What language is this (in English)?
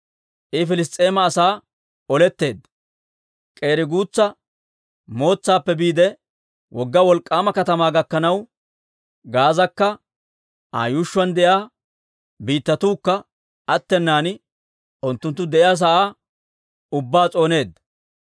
Dawro